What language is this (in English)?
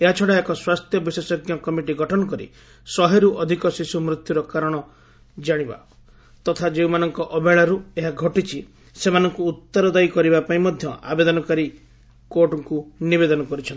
Odia